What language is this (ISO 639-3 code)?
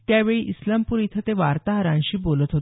mar